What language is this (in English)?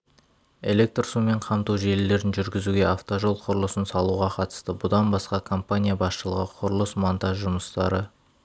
Kazakh